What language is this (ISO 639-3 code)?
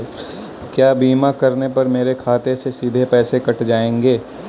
hin